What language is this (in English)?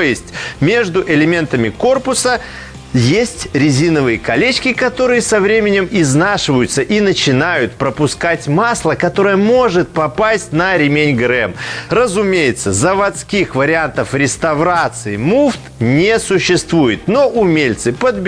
Russian